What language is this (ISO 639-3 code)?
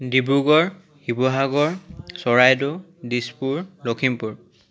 asm